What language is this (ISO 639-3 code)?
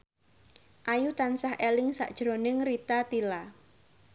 jav